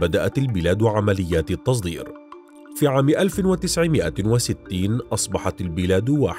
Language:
Arabic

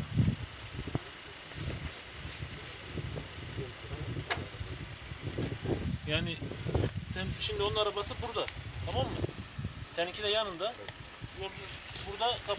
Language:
Turkish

